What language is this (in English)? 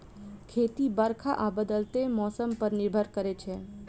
Maithili